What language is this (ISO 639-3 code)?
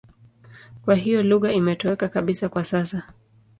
swa